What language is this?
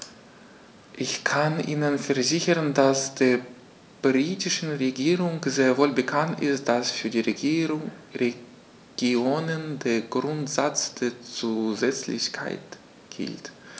German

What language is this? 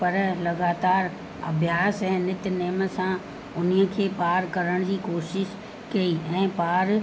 Sindhi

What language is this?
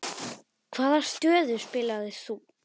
Icelandic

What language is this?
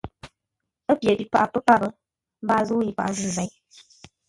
Ngombale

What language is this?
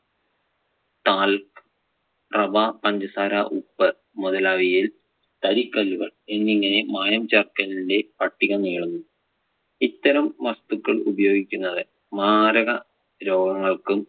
Malayalam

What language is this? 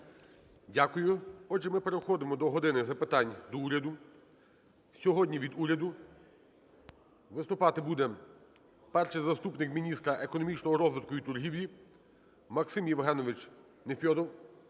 Ukrainian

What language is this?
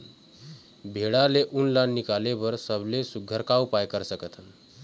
Chhattisgarhi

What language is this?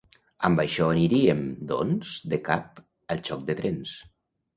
Catalan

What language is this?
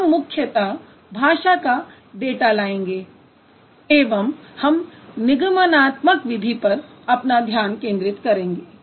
Hindi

